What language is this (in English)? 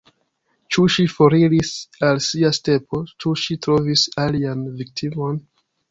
Esperanto